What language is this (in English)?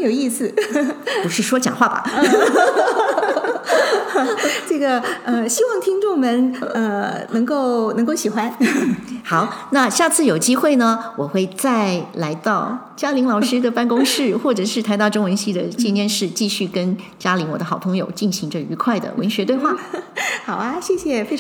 Chinese